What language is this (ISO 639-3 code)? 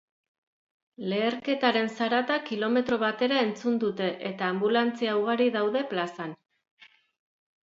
eus